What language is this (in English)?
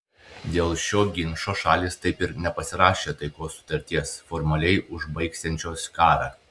Lithuanian